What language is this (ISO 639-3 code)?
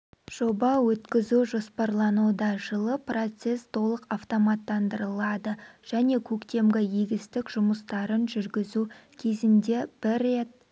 kaz